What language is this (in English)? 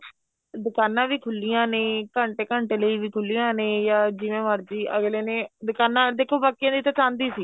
Punjabi